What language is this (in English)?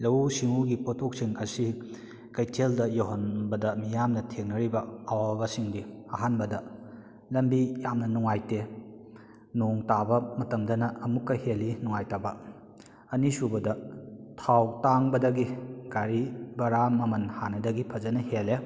Manipuri